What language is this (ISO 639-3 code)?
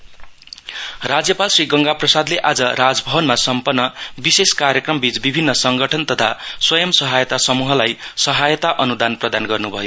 nep